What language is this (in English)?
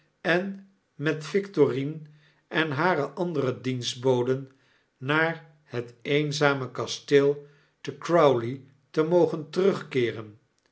Dutch